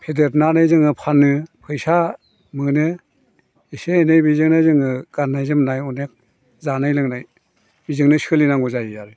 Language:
Bodo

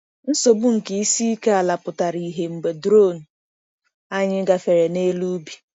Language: Igbo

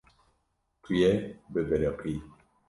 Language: Kurdish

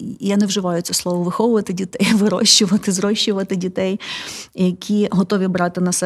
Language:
Ukrainian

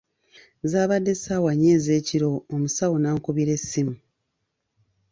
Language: Ganda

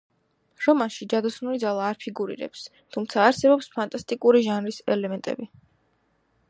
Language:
Georgian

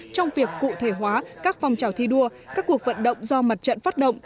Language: Vietnamese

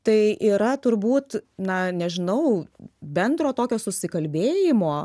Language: Lithuanian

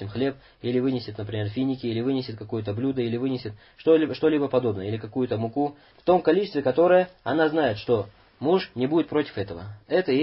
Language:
Russian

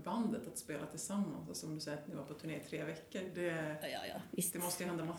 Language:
Swedish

